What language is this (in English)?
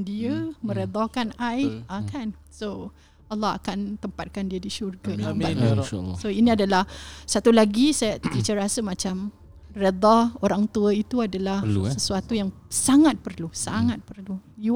Malay